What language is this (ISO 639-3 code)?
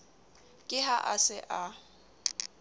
sot